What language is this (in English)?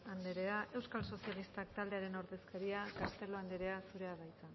Basque